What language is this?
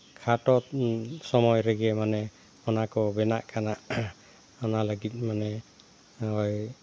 Santali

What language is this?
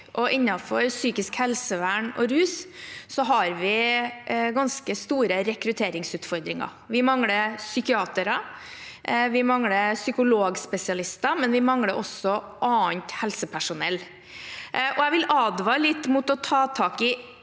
Norwegian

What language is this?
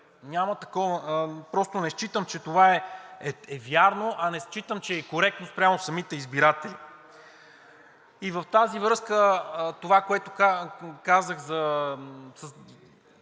Bulgarian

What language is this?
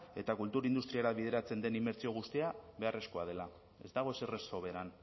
Basque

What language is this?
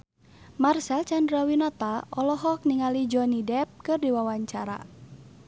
Sundanese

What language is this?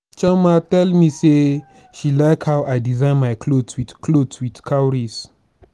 Nigerian Pidgin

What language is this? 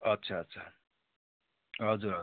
Nepali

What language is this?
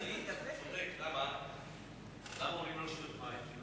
Hebrew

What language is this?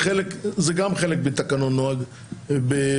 Hebrew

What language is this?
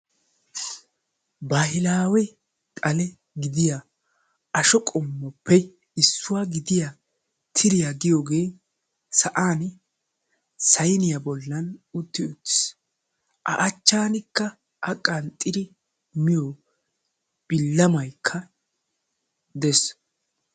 Wolaytta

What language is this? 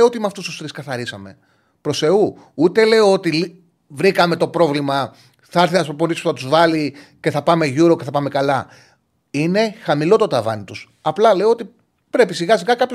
Greek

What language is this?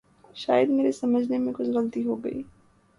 Urdu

